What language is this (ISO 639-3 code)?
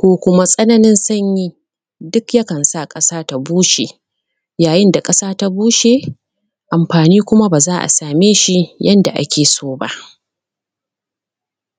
hau